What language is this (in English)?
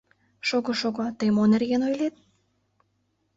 Mari